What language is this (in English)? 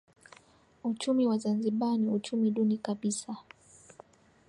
Swahili